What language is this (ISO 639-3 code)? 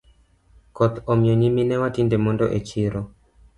luo